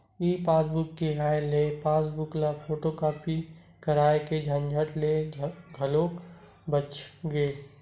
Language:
Chhattisgarhi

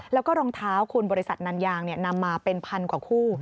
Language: Thai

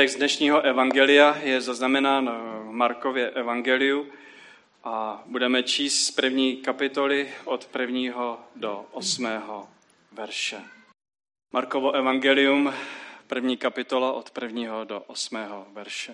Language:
Czech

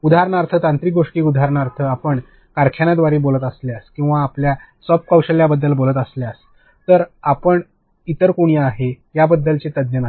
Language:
Marathi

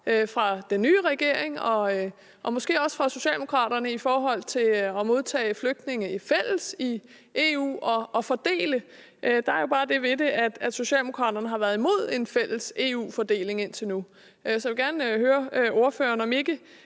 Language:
Danish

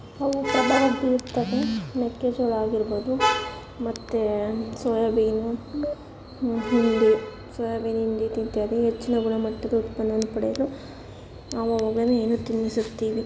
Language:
Kannada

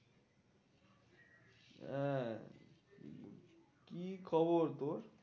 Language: Bangla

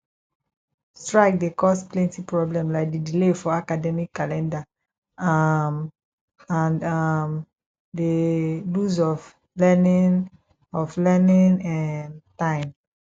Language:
Nigerian Pidgin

